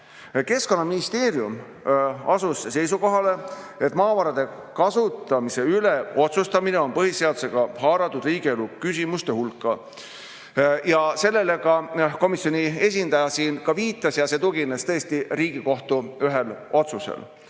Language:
Estonian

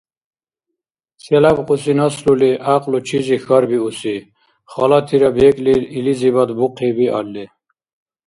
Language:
Dargwa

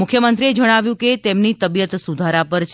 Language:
Gujarati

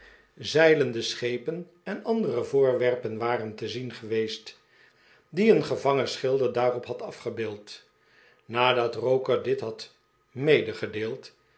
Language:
Dutch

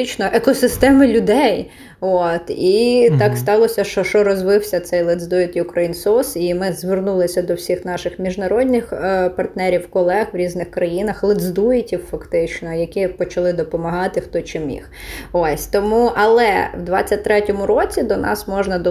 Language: Ukrainian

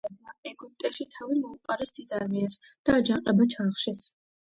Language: Georgian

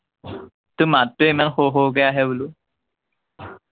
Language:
Assamese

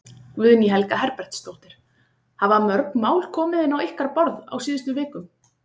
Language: Icelandic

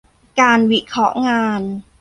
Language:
Thai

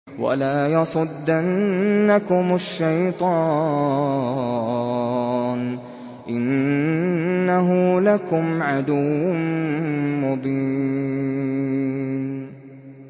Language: Arabic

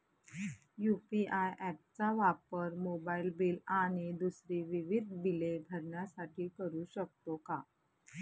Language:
Marathi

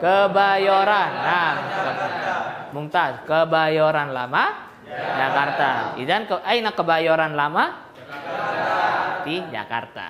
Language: Indonesian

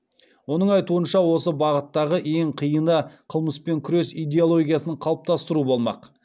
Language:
Kazakh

